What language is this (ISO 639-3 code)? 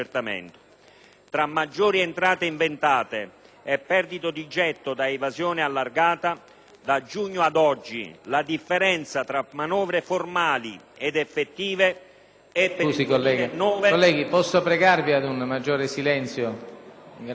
ita